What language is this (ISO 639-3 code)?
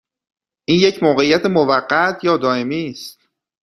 fas